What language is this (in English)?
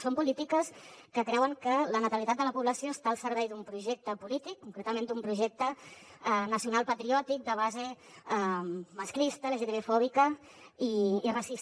Catalan